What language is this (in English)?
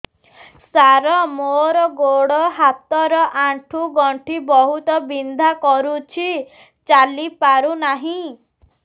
Odia